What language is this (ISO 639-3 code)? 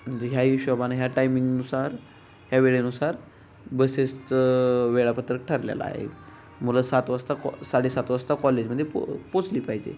mar